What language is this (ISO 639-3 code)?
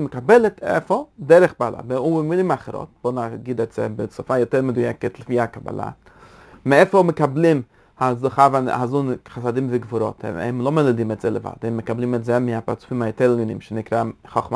heb